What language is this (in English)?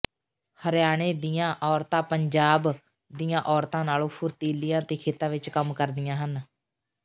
Punjabi